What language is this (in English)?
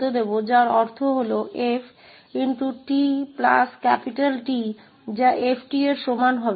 Hindi